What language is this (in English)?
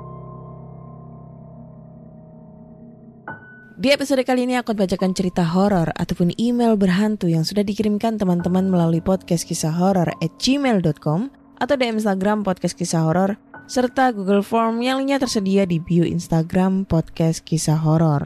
Indonesian